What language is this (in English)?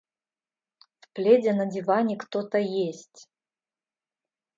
Russian